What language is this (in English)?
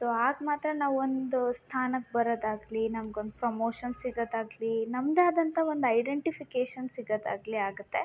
Kannada